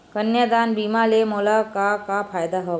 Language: Chhattisgarhi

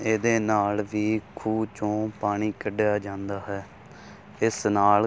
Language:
Punjabi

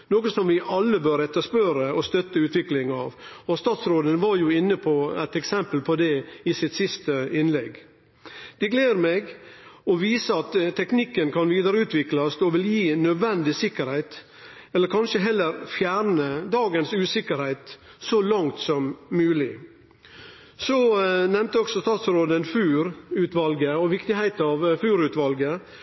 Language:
Norwegian Nynorsk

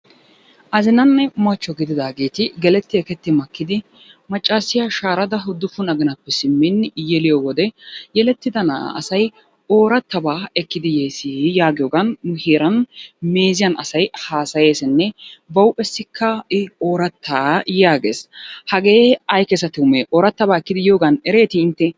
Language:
Wolaytta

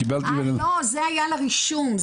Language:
Hebrew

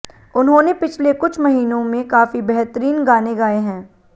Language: Hindi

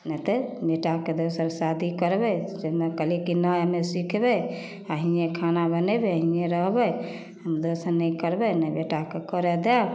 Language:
Maithili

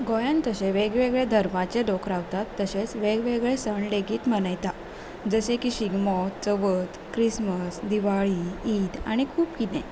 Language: Konkani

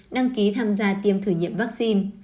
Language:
Vietnamese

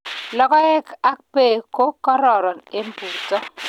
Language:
Kalenjin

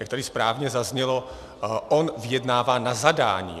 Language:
Czech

